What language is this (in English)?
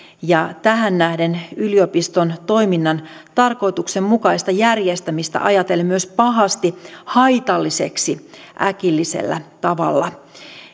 Finnish